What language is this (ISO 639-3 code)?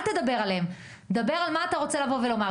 heb